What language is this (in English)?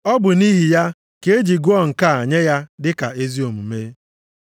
Igbo